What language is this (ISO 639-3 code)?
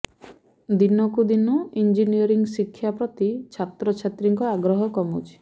ori